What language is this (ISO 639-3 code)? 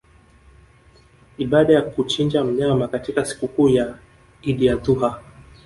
swa